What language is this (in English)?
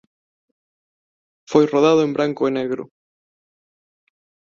Galician